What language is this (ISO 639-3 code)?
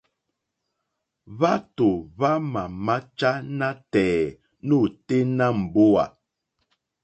bri